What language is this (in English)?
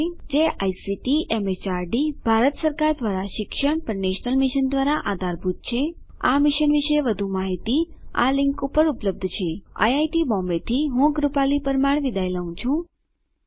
Gujarati